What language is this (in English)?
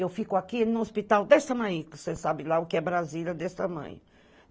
Portuguese